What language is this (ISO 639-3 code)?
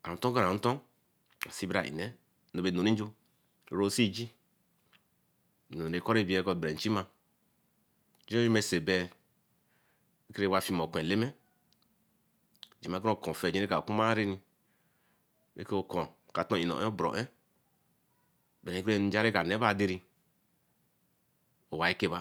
elm